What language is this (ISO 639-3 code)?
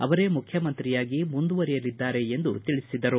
kan